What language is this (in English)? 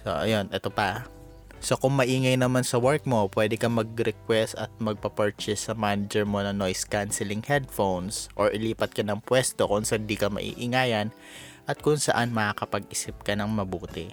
Filipino